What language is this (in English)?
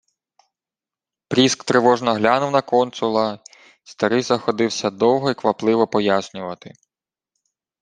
Ukrainian